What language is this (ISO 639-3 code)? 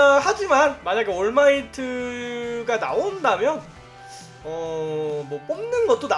kor